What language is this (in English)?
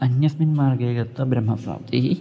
Sanskrit